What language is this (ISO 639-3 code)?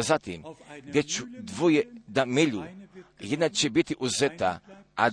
hrv